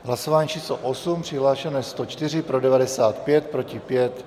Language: Czech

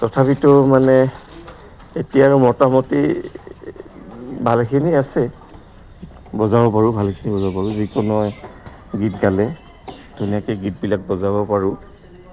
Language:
Assamese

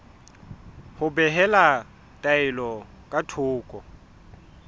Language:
Southern Sotho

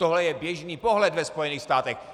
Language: Czech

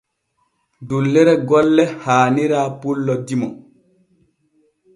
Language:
Borgu Fulfulde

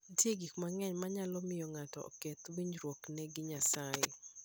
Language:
Luo (Kenya and Tanzania)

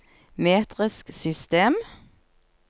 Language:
Norwegian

